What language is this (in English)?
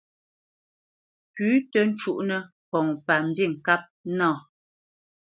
Bamenyam